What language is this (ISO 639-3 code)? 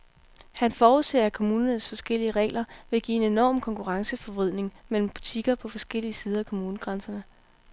dan